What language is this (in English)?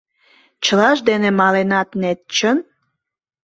Mari